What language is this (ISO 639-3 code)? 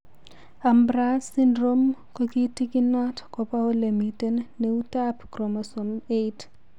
kln